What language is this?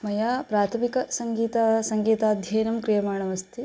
Sanskrit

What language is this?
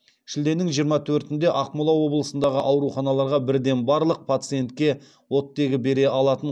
Kazakh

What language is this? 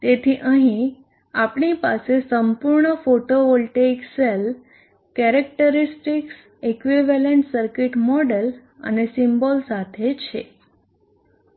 Gujarati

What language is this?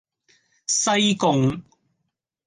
Cantonese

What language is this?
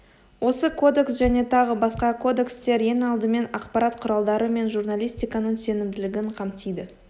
Kazakh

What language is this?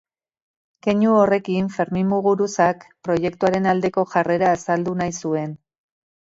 Basque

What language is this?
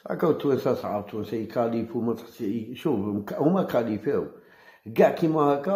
Arabic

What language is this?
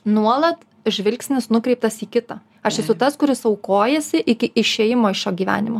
Lithuanian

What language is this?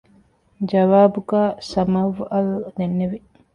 Divehi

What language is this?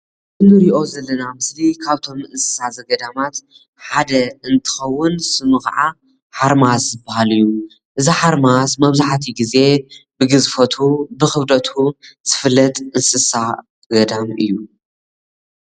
Tigrinya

